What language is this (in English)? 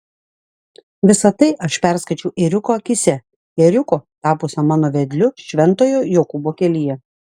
Lithuanian